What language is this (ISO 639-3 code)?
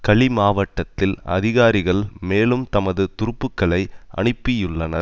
tam